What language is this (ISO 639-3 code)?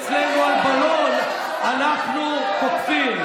heb